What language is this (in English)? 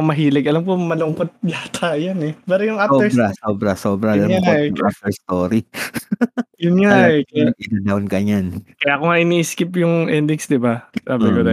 Filipino